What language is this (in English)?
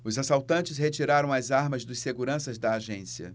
Portuguese